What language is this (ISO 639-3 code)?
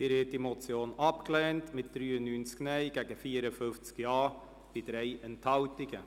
gsw